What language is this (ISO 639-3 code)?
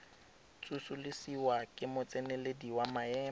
tsn